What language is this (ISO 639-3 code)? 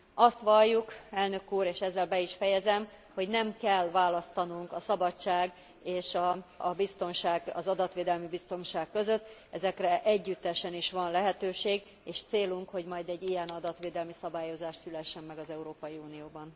hun